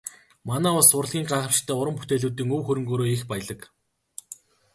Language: Mongolian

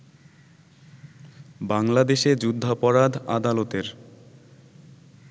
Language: Bangla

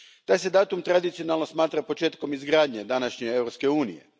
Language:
Croatian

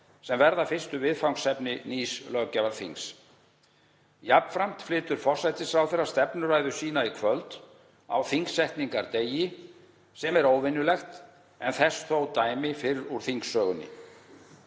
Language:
Icelandic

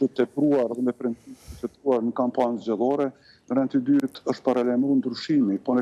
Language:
Romanian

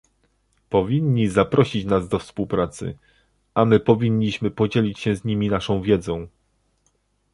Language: Polish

